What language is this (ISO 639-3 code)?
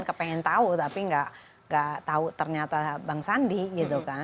ind